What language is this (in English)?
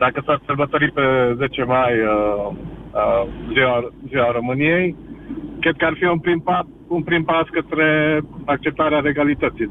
Romanian